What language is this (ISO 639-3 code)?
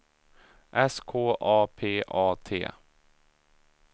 swe